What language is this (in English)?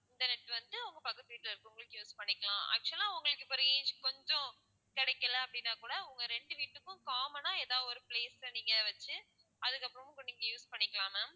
Tamil